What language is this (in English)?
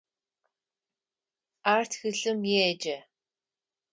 Adyghe